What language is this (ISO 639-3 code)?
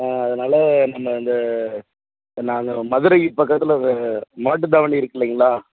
tam